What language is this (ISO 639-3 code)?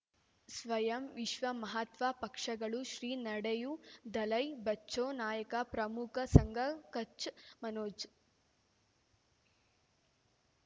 kan